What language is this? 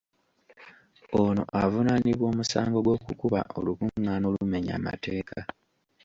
Ganda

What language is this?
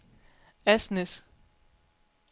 Danish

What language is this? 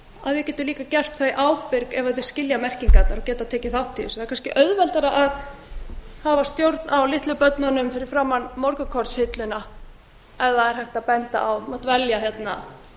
Icelandic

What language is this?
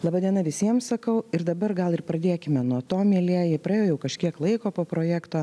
Lithuanian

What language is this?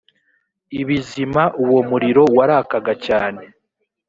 Kinyarwanda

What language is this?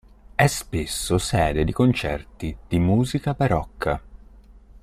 Italian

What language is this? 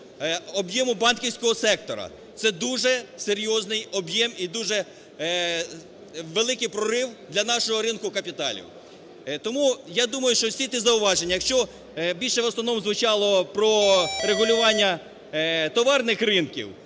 Ukrainian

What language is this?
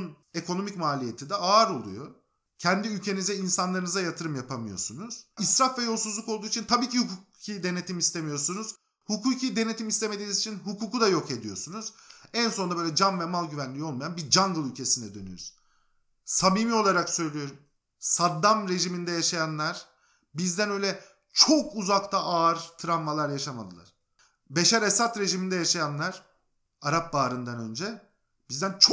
Turkish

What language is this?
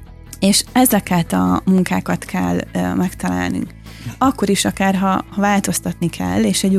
Hungarian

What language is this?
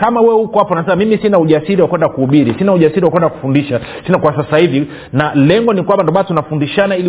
Swahili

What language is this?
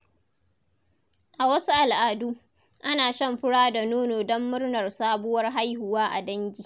Hausa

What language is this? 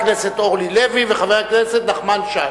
Hebrew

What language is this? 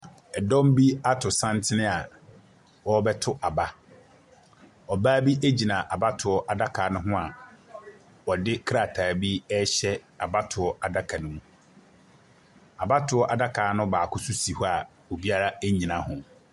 Akan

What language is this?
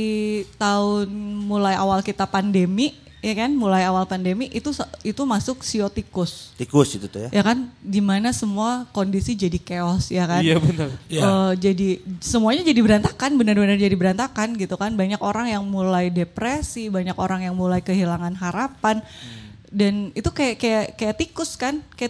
Indonesian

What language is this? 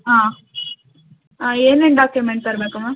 Kannada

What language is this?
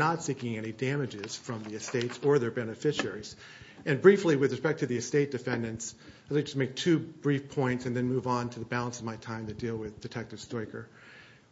English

